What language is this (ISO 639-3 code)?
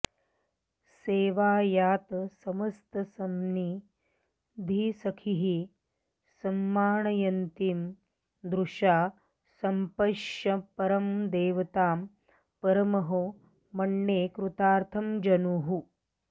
san